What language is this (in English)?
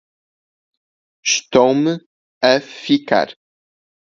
Portuguese